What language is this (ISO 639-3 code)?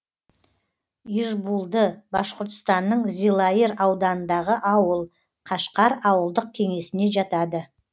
kaz